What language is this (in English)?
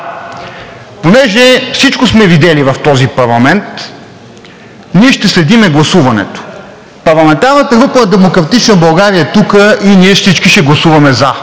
Bulgarian